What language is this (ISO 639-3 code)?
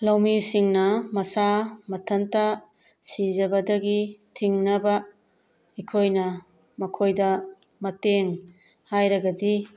mni